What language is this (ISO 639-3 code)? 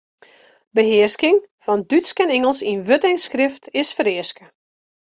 fry